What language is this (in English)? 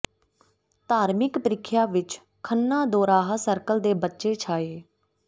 Punjabi